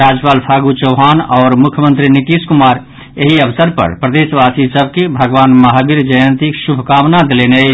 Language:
Maithili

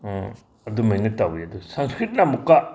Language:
Manipuri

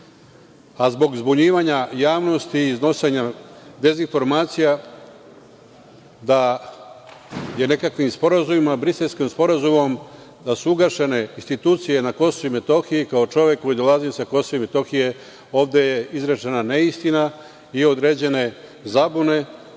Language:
Serbian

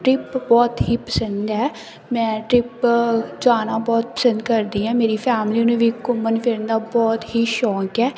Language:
Punjabi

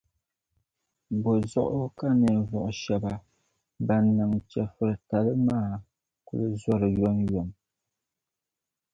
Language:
Dagbani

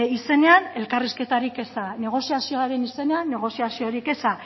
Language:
Basque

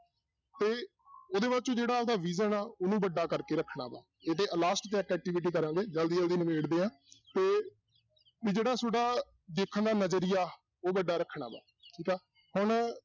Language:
Punjabi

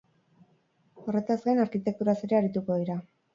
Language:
Basque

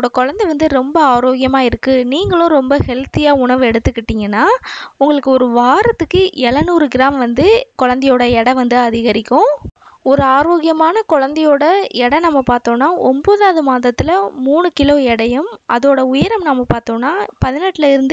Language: Thai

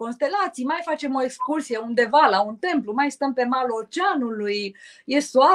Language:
Romanian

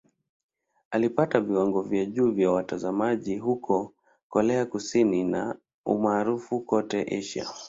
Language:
Swahili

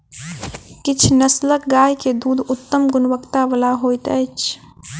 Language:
Maithili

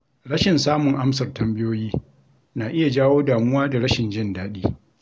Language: Hausa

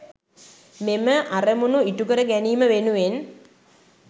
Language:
Sinhala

